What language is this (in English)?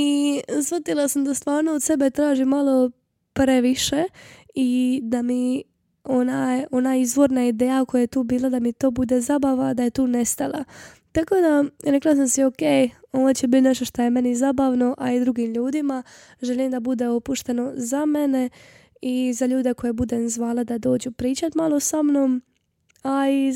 Croatian